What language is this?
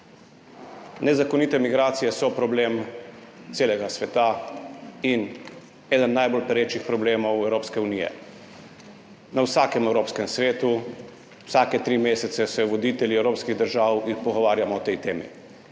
Slovenian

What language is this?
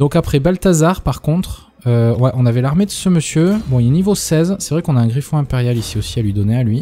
French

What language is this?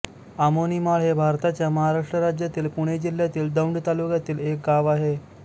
Marathi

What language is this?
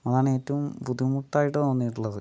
Malayalam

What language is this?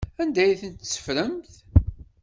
Kabyle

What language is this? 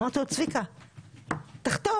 Hebrew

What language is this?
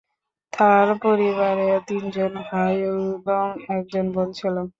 Bangla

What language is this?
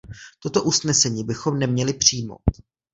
Czech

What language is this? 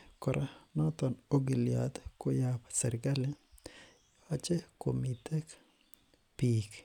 Kalenjin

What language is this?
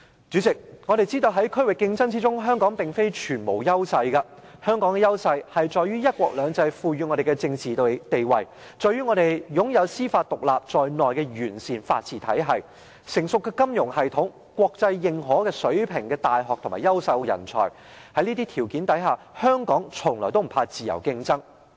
Cantonese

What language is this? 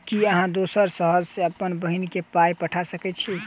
Maithili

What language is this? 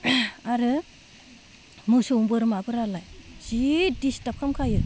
Bodo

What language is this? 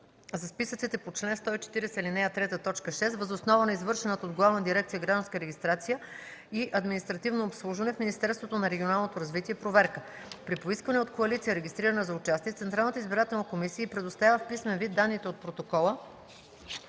Bulgarian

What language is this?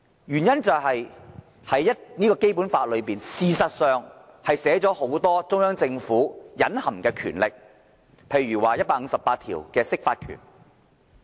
Cantonese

